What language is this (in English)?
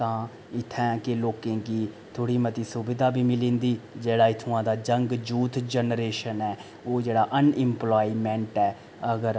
Dogri